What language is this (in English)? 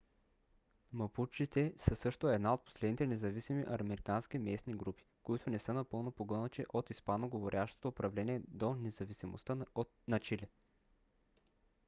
Bulgarian